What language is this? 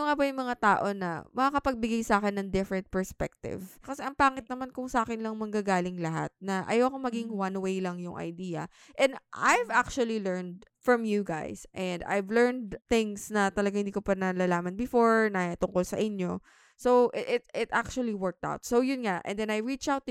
Filipino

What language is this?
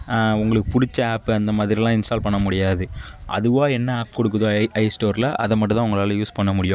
Tamil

